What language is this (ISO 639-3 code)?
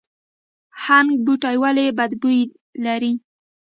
pus